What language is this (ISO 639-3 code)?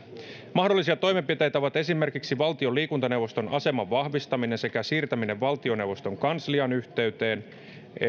fin